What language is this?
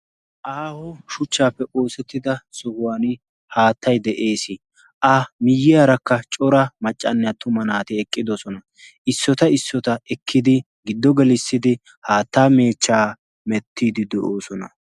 Wolaytta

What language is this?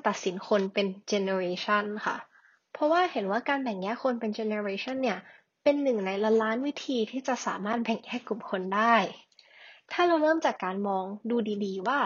Thai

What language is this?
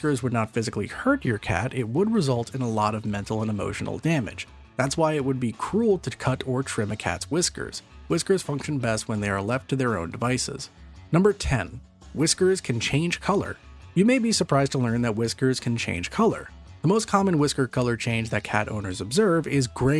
English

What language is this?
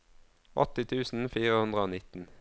Norwegian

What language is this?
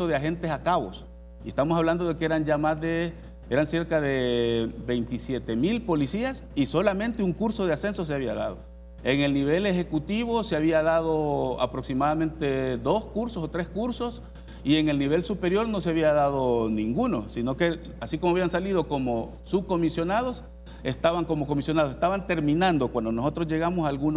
Spanish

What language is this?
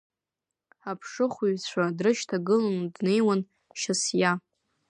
Abkhazian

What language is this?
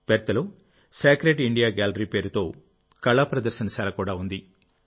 Telugu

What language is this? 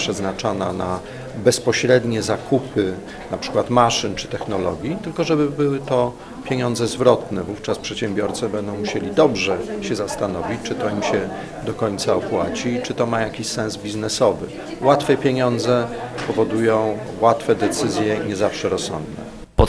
Polish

